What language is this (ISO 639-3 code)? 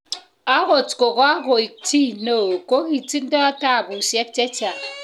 kln